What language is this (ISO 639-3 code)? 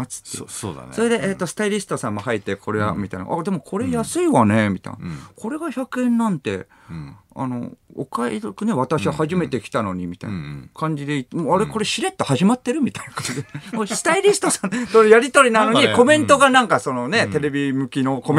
jpn